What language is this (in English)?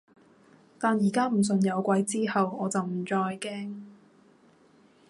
Cantonese